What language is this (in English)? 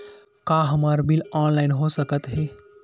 Chhattisgarhi